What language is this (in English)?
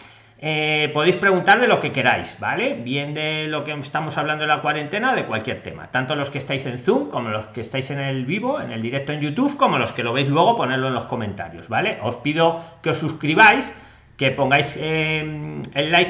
Spanish